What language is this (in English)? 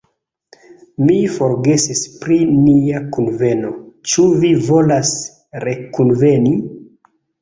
Esperanto